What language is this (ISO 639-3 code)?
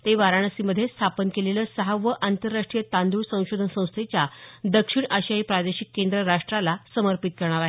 mar